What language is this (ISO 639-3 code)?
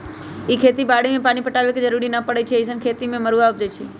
mag